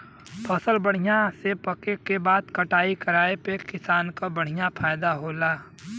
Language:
Bhojpuri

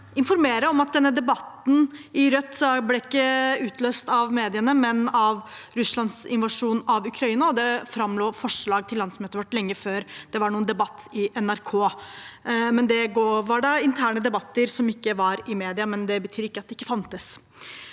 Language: Norwegian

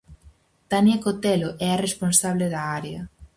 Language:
Galician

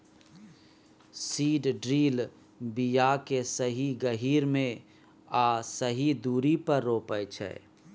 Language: Maithili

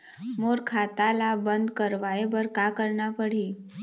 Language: Chhattisgarhi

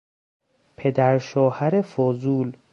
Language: Persian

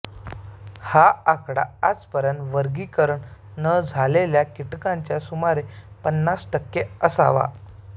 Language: Marathi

